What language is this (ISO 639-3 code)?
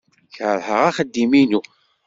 kab